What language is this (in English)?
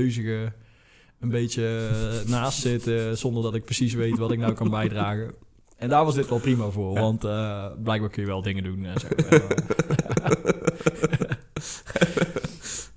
Dutch